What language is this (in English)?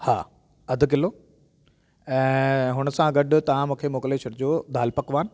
Sindhi